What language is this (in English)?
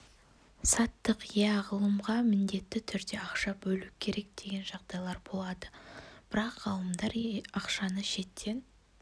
Kazakh